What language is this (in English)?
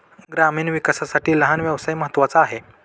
Marathi